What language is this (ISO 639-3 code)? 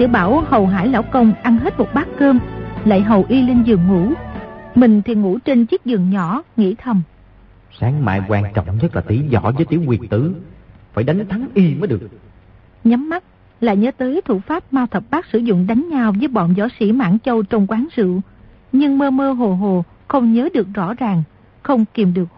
vie